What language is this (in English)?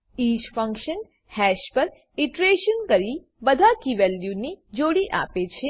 Gujarati